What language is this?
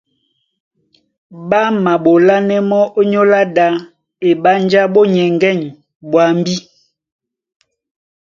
Duala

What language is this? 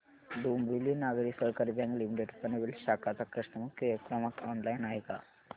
Marathi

